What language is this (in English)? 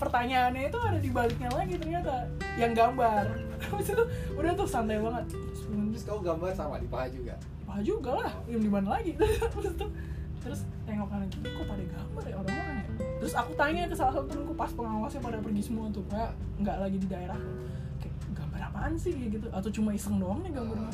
Indonesian